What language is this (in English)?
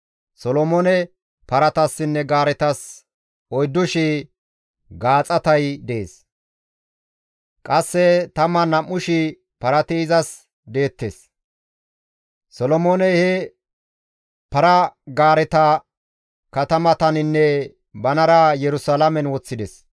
Gamo